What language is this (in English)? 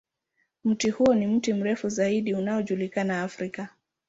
Swahili